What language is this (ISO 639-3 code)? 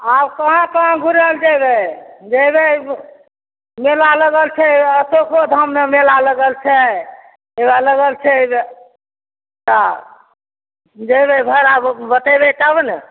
mai